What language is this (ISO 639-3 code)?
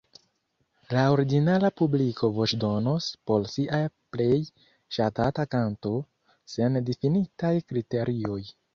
epo